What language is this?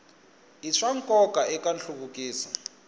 Tsonga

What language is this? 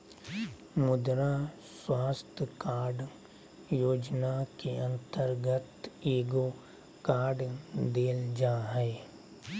Magahi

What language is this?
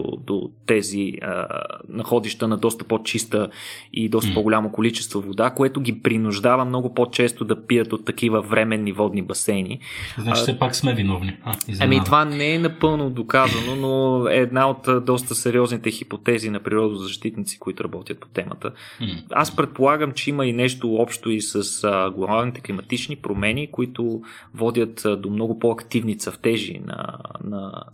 Bulgarian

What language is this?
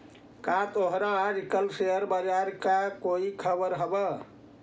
Magahi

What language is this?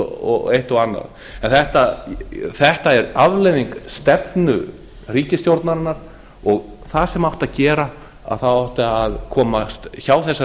Icelandic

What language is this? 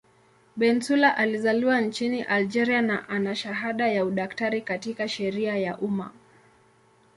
Swahili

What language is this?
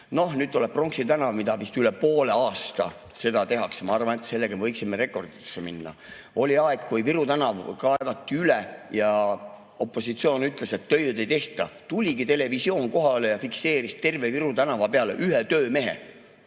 Estonian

